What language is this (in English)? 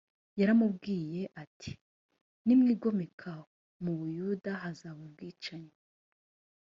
Kinyarwanda